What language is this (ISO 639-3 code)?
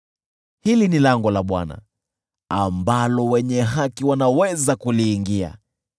swa